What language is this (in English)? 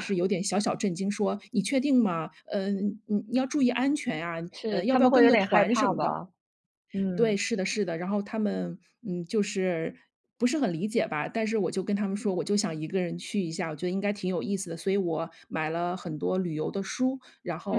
Chinese